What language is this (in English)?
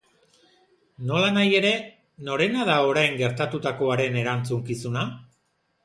Basque